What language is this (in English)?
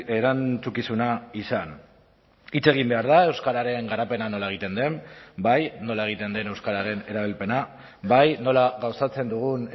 Basque